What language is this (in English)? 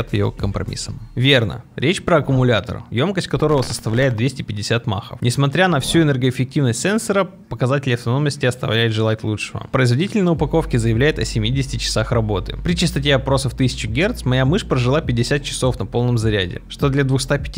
Russian